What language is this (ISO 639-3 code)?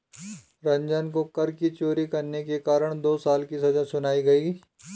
hin